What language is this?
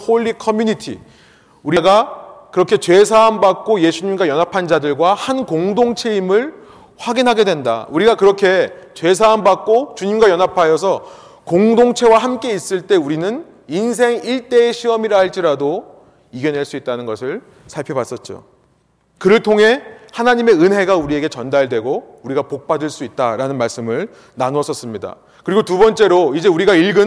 Korean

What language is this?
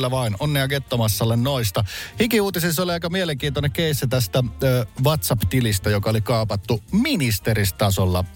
Finnish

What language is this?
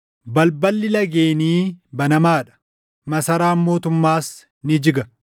Oromo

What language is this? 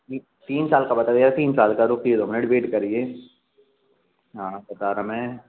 Hindi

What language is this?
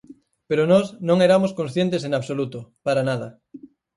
Galician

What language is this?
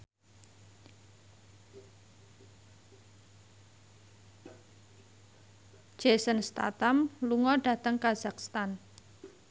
Javanese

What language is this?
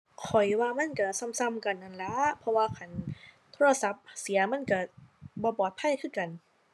Thai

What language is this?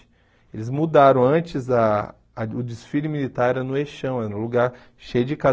Portuguese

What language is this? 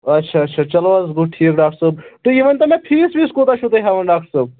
Kashmiri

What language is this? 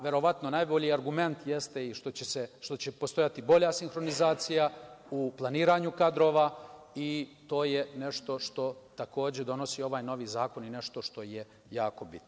Serbian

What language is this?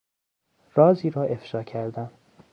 Persian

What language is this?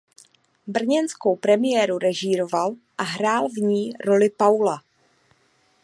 Czech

